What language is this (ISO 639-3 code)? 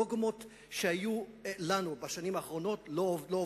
heb